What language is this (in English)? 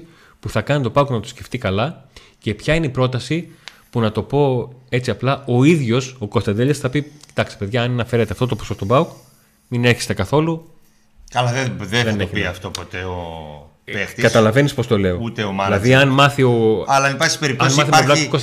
Greek